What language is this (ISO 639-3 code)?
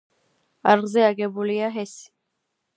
kat